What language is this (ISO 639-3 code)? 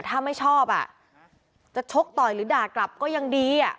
tha